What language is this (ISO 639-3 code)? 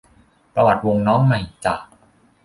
tha